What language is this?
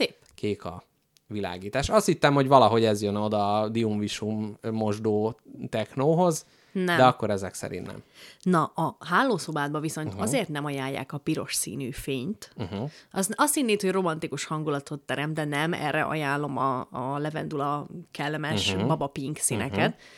Hungarian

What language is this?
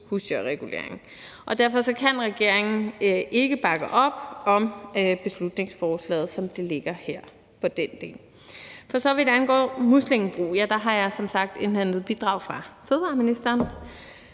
Danish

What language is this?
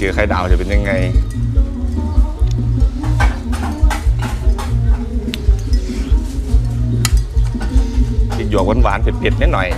Thai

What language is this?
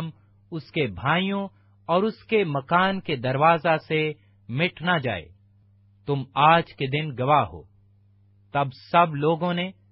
Urdu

